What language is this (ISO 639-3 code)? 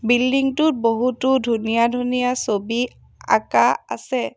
asm